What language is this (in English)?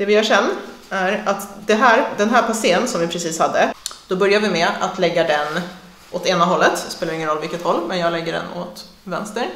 Swedish